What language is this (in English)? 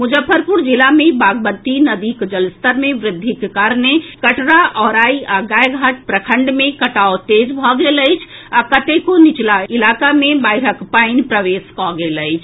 Maithili